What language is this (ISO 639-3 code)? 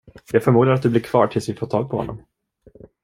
swe